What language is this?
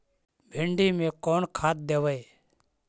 Magahi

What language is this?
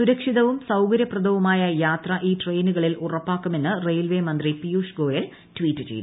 Malayalam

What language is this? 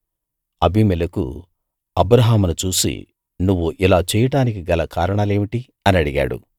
Telugu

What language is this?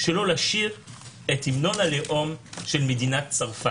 Hebrew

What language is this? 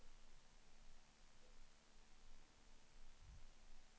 Swedish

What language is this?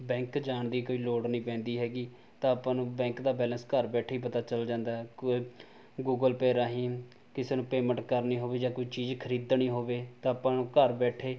Punjabi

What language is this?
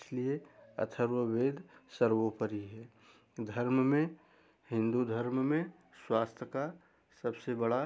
Hindi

